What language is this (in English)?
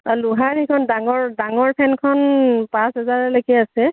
Assamese